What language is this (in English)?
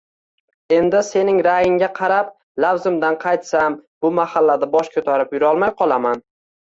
Uzbek